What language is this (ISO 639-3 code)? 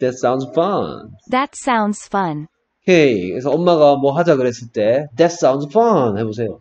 kor